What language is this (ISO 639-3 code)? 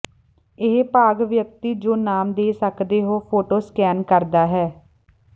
pan